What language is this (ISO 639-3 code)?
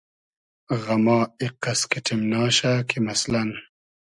haz